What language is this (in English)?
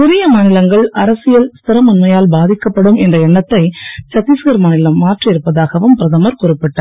Tamil